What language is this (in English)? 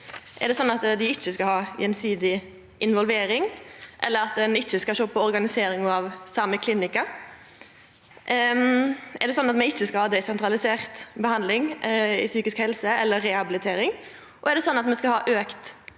Norwegian